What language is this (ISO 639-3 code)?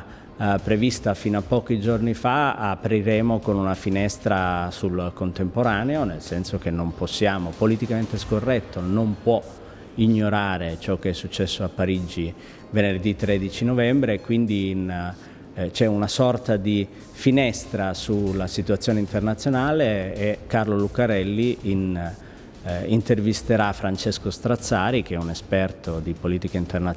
ita